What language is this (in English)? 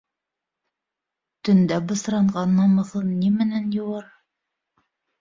Bashkir